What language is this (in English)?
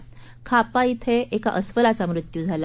Marathi